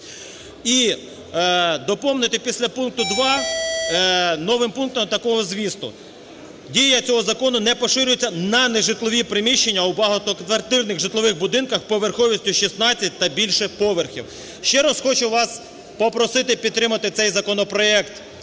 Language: Ukrainian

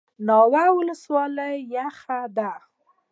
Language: Pashto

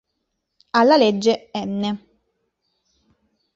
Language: Italian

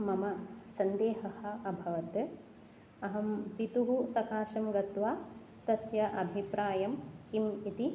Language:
Sanskrit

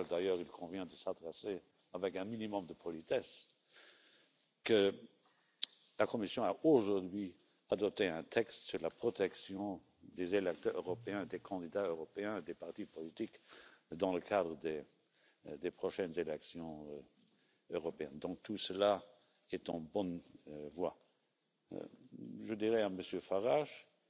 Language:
English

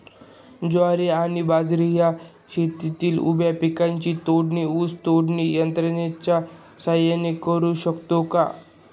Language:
Marathi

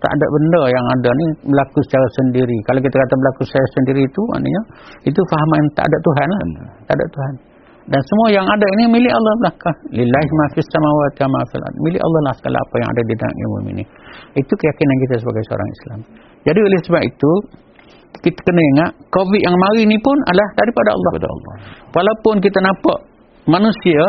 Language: Malay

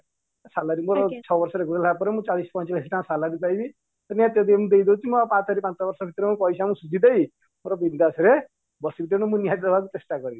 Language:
Odia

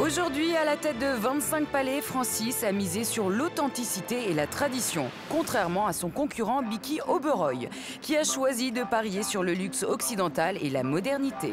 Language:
French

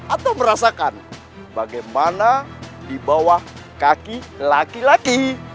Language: Indonesian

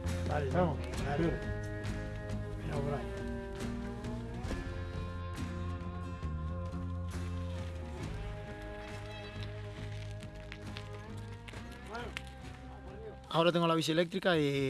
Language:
Spanish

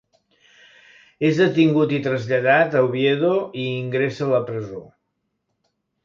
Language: Catalan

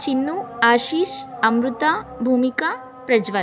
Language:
Sanskrit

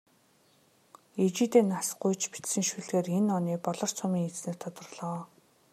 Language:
Mongolian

